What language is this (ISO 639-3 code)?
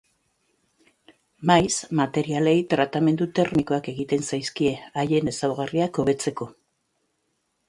eus